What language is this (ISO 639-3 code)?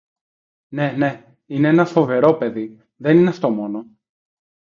ell